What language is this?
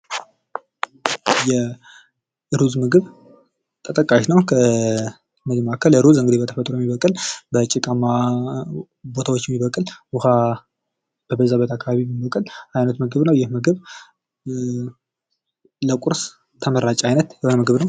Amharic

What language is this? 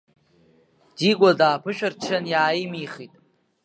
Abkhazian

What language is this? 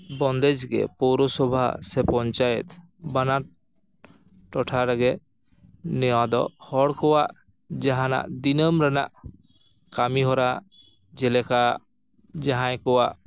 Santali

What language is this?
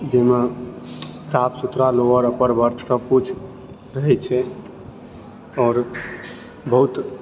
Maithili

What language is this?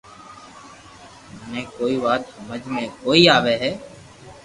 Loarki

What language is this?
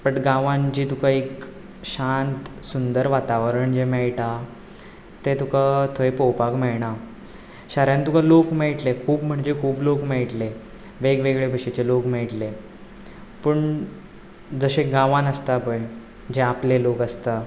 Konkani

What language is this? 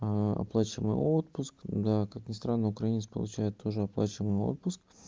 Russian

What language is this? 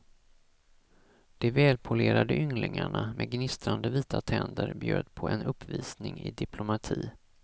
Swedish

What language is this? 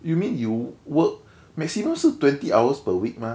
English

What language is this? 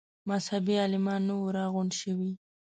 Pashto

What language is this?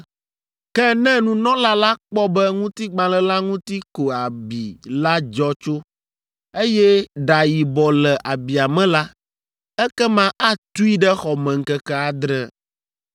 Ewe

